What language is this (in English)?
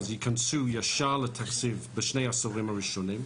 Hebrew